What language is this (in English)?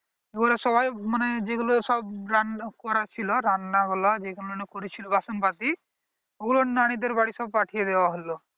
Bangla